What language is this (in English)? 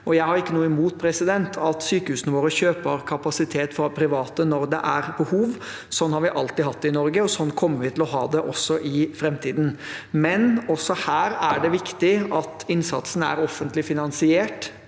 Norwegian